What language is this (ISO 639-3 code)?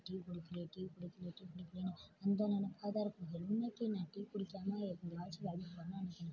tam